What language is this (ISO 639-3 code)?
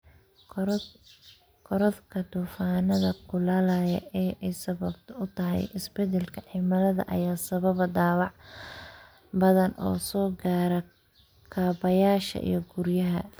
som